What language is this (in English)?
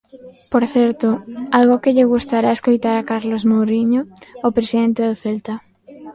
Galician